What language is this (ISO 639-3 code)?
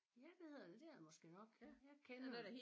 dan